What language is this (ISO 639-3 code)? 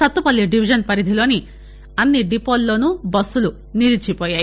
tel